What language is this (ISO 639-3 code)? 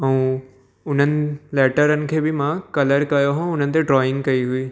snd